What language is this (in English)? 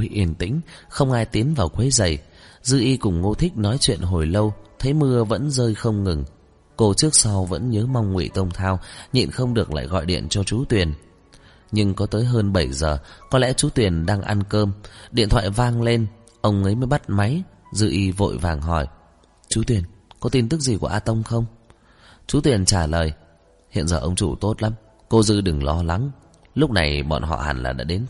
Vietnamese